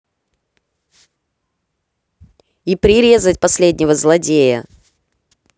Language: Russian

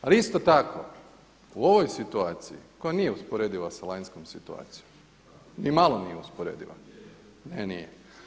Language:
Croatian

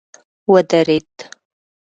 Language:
Pashto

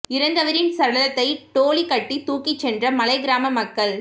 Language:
Tamil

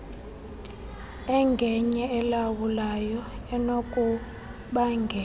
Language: Xhosa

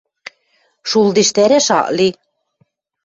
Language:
Western Mari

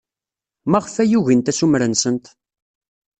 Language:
Kabyle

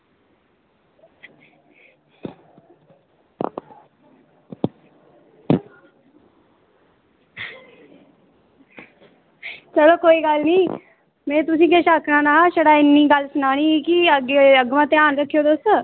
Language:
Dogri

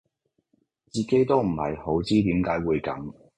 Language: Cantonese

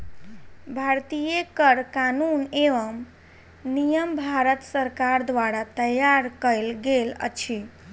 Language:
Maithili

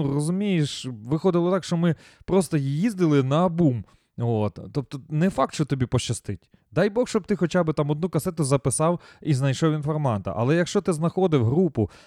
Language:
Ukrainian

